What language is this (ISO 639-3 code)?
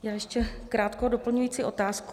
ces